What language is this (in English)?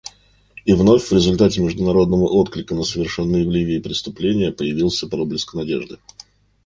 Russian